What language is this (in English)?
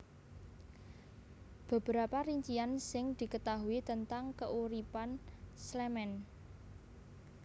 Javanese